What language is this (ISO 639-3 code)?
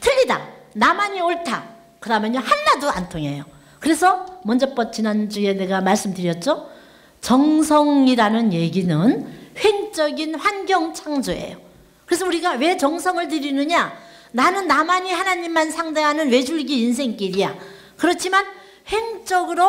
kor